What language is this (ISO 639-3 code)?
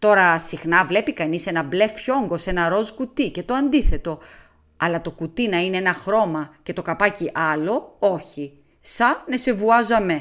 ell